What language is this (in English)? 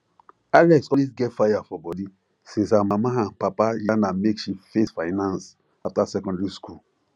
Nigerian Pidgin